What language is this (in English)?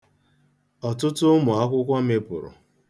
Igbo